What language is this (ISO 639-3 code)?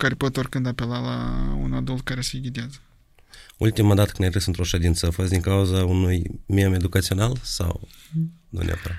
ron